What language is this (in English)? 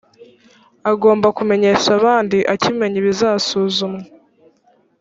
Kinyarwanda